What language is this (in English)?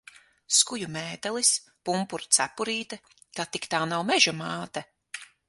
Latvian